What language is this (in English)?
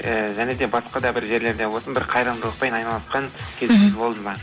Kazakh